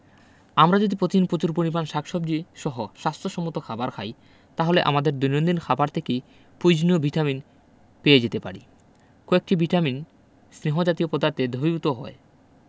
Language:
Bangla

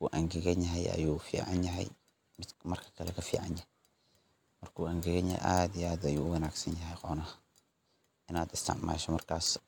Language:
Somali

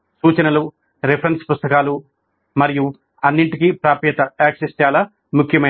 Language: Telugu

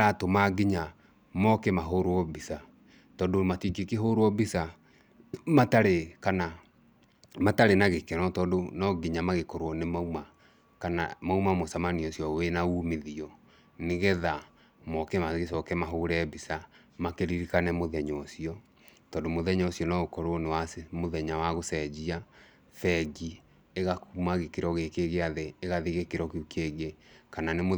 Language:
Kikuyu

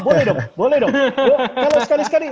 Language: Indonesian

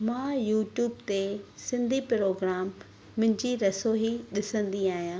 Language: Sindhi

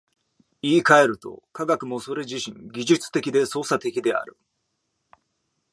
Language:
Japanese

